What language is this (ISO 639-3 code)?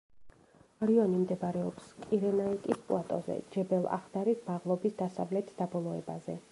kat